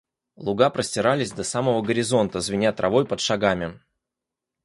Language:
Russian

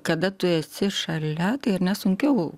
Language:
Lithuanian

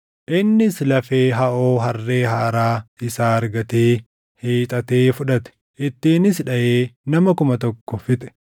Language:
Oromo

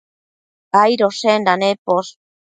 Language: Matsés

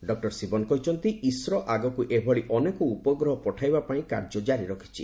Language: Odia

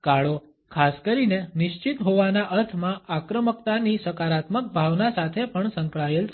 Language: Gujarati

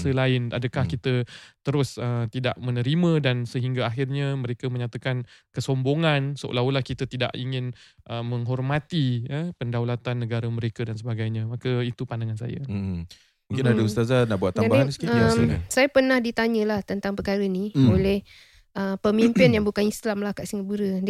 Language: Malay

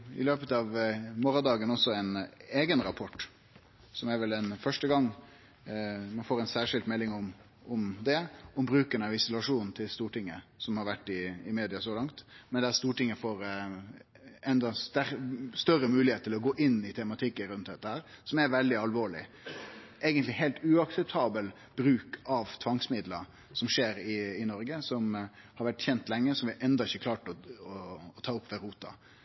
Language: Norwegian Nynorsk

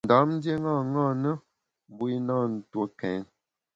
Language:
Bamun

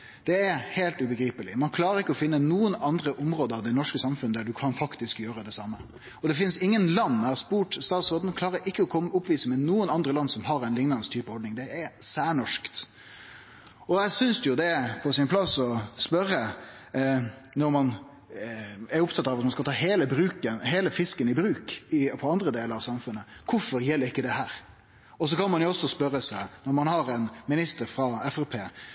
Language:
Norwegian Nynorsk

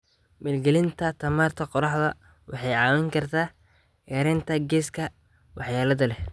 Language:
Somali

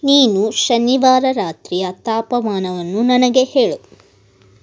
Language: Kannada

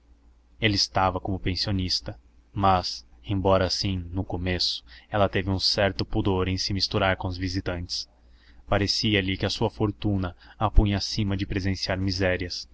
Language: Portuguese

